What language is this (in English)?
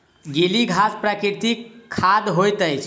Maithili